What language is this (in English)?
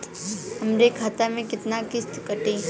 Bhojpuri